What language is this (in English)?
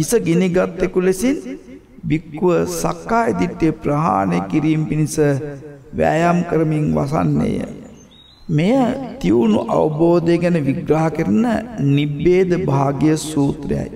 Hindi